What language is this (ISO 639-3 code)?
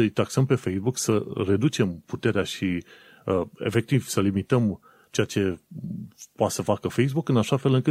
ron